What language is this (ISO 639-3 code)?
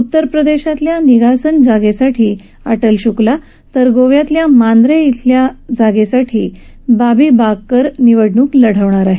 mar